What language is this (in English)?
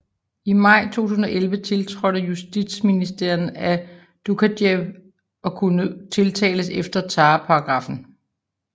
Danish